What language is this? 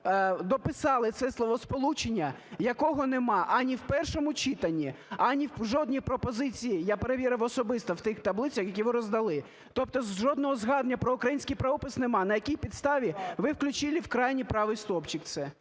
Ukrainian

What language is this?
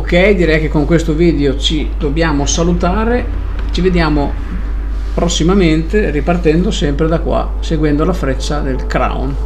Italian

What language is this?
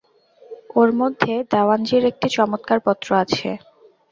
Bangla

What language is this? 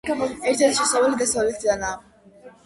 Georgian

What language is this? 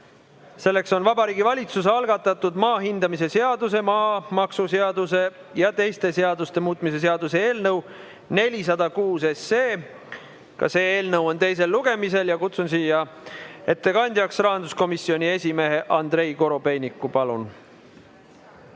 Estonian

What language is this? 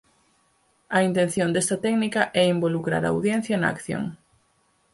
Galician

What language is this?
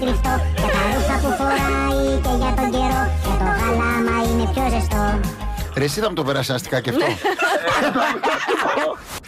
Greek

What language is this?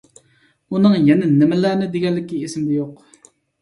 Uyghur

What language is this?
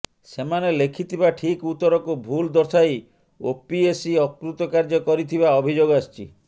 Odia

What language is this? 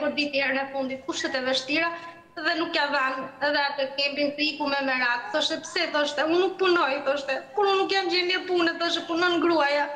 Romanian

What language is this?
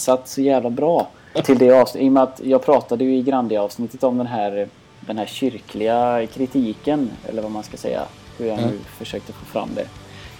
Swedish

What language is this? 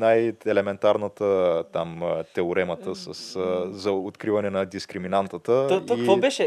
Bulgarian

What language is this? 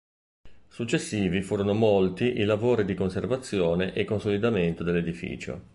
Italian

